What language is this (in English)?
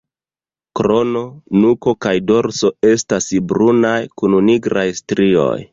Esperanto